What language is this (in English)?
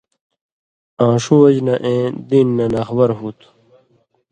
Indus Kohistani